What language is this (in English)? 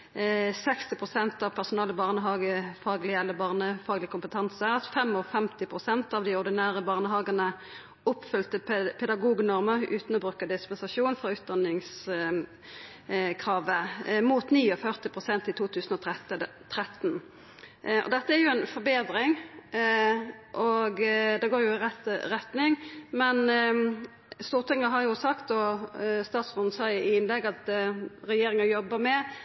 Norwegian Nynorsk